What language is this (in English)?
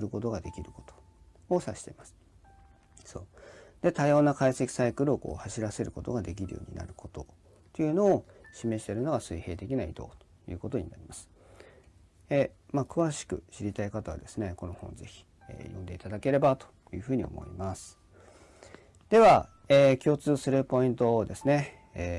Japanese